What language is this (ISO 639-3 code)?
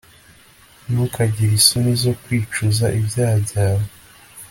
kin